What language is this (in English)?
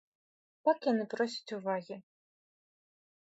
Belarusian